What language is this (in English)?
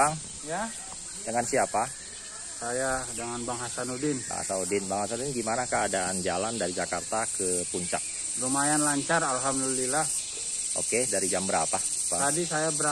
Indonesian